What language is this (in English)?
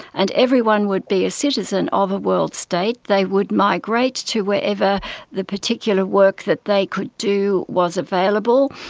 English